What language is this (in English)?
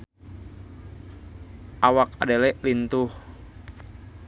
Sundanese